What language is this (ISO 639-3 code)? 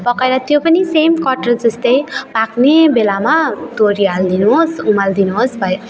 nep